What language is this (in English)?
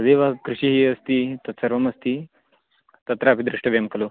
Sanskrit